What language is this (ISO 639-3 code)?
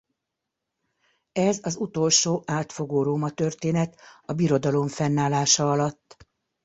hun